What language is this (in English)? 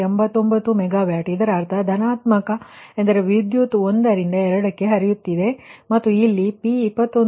Kannada